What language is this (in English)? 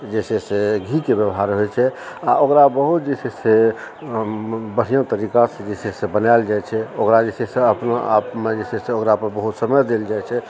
Maithili